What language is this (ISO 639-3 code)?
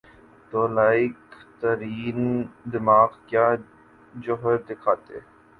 urd